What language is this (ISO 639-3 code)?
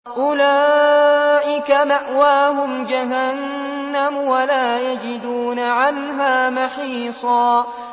ara